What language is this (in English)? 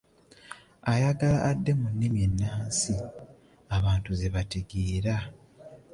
Ganda